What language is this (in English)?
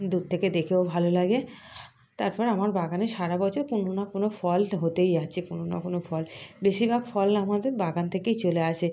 Bangla